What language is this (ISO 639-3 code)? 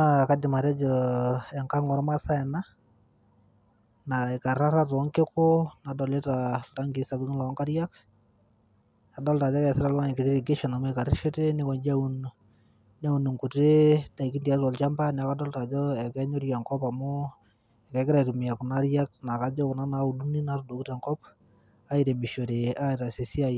mas